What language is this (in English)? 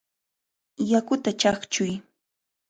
Cajatambo North Lima Quechua